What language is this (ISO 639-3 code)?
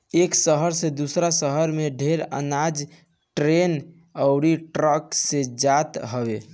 bho